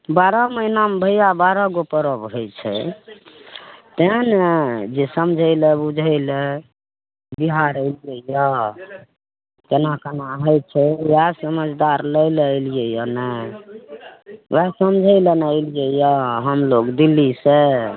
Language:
Maithili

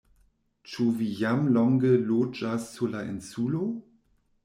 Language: Esperanto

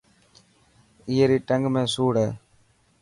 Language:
Dhatki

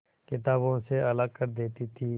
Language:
Hindi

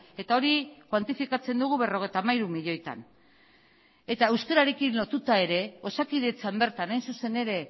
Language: Basque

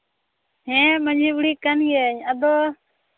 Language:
Santali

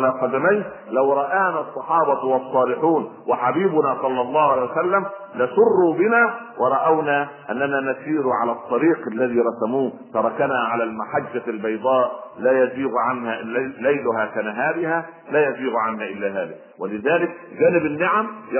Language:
Arabic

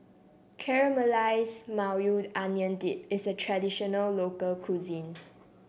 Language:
English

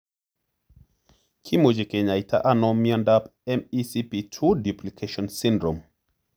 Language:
Kalenjin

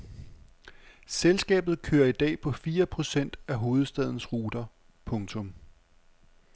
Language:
Danish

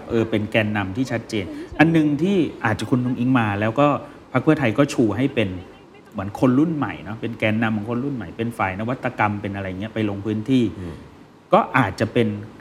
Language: Thai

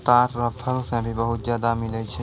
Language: Maithili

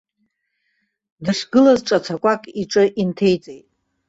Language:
Abkhazian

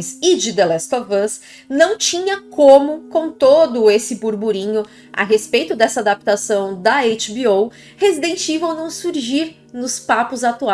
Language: Portuguese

